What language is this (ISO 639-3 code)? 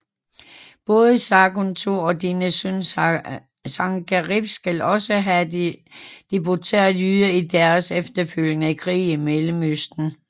dan